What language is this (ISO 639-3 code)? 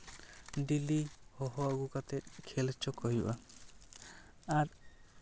sat